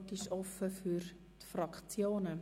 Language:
Swiss German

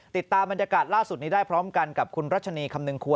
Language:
Thai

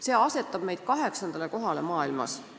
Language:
Estonian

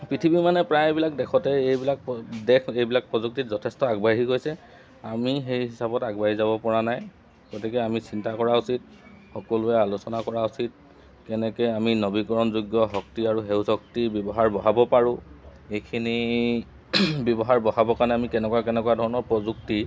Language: Assamese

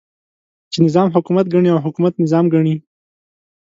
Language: Pashto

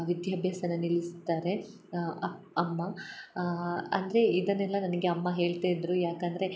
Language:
Kannada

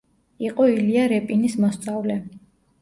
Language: Georgian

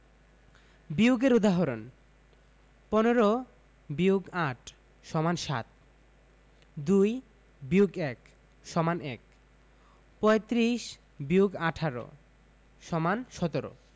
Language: Bangla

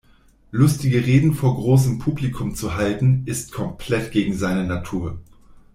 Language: German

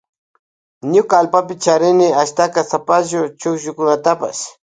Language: Loja Highland Quichua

